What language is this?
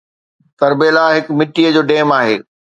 Sindhi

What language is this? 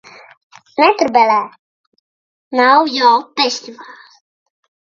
Latvian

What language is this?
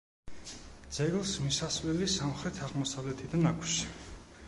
Georgian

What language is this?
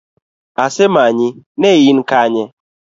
Luo (Kenya and Tanzania)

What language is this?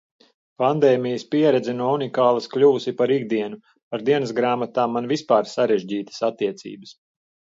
Latvian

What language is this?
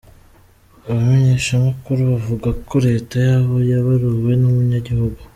Kinyarwanda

